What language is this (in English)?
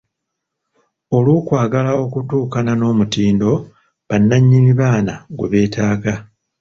Ganda